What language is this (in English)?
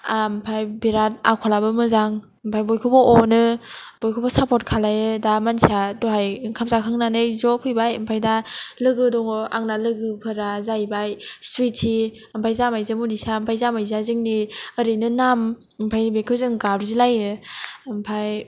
Bodo